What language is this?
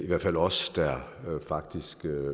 Danish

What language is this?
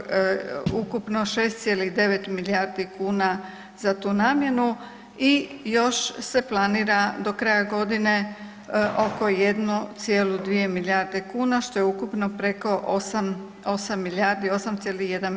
Croatian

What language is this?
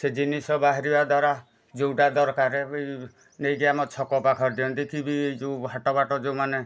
Odia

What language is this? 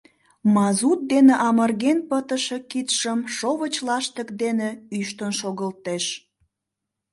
Mari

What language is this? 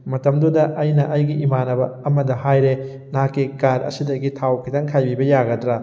Manipuri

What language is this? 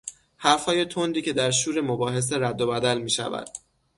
Persian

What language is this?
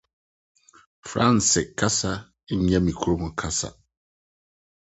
Akan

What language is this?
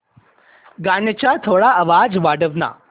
Marathi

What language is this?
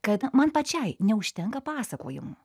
Lithuanian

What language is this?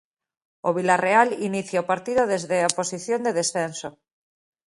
Galician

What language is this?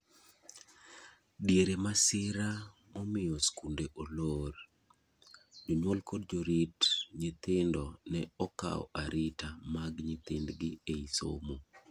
Luo (Kenya and Tanzania)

